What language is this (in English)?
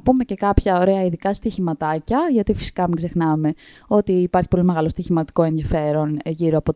Greek